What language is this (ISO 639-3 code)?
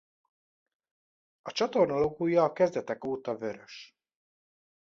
hun